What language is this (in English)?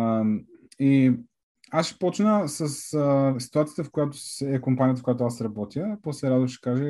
Bulgarian